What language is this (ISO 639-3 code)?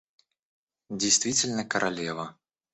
rus